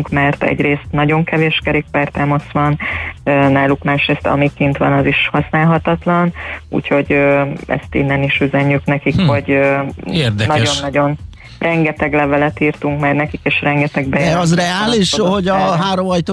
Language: Hungarian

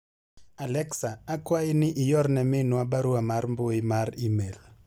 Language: Luo (Kenya and Tanzania)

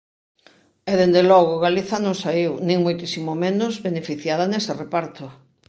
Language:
Galician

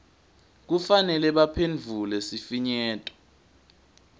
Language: Swati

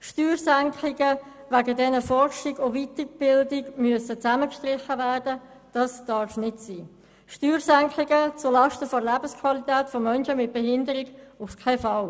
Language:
Swiss German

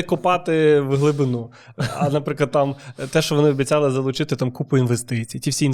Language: Ukrainian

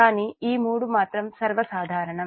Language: Telugu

